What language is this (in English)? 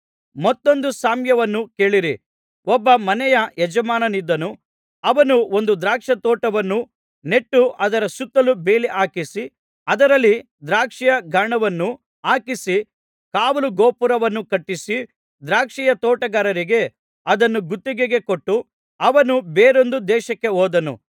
Kannada